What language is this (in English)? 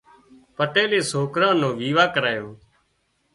Wadiyara Koli